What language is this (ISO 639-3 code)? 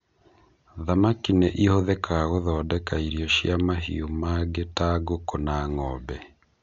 kik